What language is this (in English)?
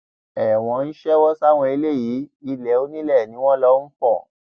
Yoruba